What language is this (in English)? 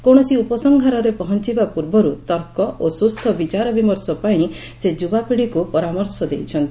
Odia